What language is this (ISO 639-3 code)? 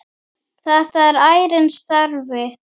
isl